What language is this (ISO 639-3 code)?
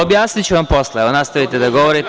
srp